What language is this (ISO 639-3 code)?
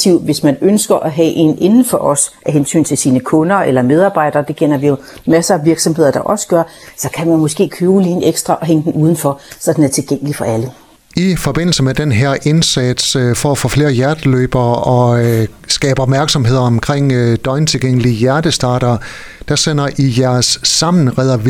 dan